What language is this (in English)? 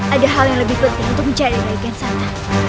Indonesian